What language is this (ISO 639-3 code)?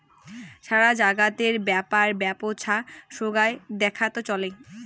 ben